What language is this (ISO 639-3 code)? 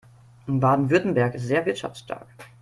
deu